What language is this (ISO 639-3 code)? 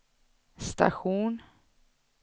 swe